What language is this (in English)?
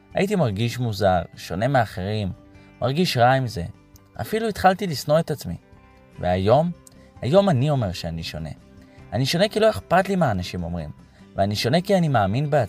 Hebrew